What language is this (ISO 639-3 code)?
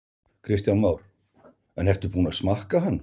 isl